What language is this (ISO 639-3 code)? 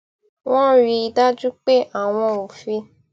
yor